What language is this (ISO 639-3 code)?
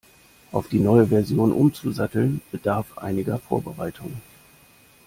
deu